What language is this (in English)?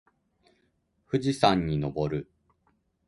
Japanese